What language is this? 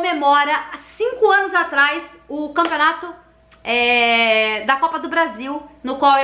Portuguese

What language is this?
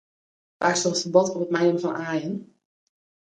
Western Frisian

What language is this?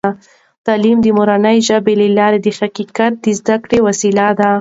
Pashto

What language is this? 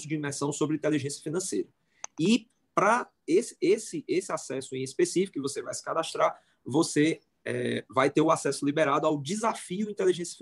Portuguese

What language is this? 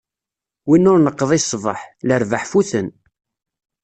Kabyle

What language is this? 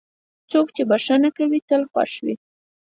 Pashto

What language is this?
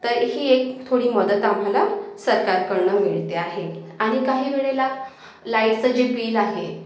Marathi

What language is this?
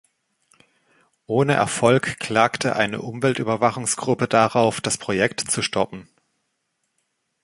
German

